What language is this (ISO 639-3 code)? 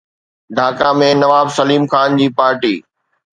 snd